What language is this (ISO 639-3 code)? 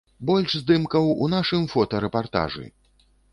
bel